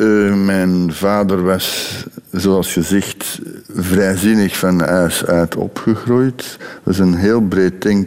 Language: Dutch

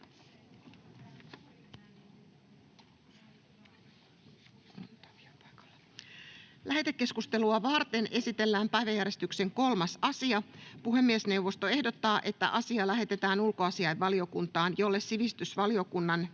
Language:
Finnish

